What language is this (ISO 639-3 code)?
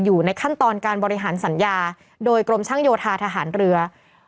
tha